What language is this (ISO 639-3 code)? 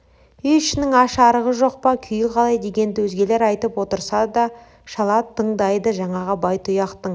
kaz